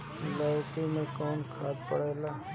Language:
Bhojpuri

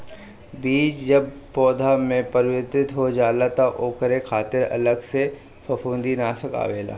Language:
Bhojpuri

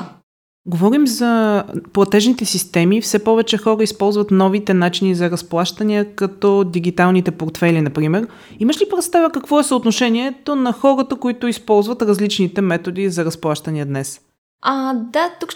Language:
Bulgarian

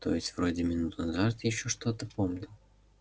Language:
Russian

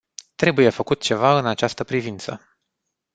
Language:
Romanian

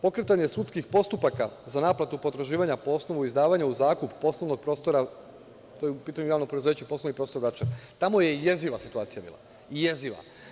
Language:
Serbian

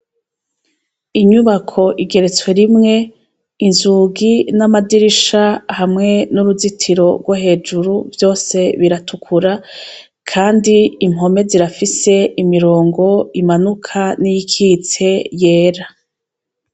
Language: Rundi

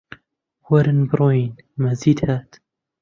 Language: Central Kurdish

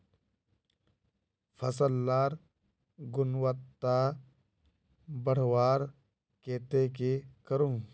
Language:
Magahi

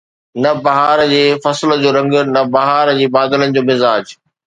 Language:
Sindhi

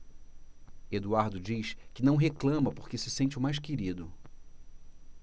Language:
Portuguese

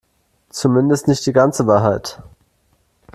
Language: German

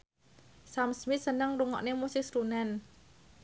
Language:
Javanese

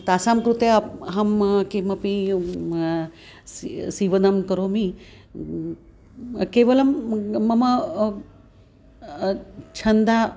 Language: Sanskrit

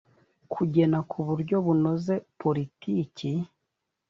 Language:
Kinyarwanda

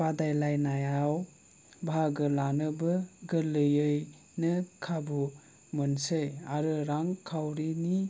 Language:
Bodo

